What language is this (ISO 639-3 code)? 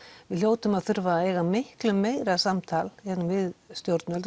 isl